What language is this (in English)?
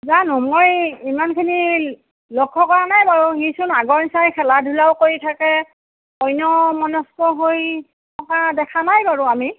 Assamese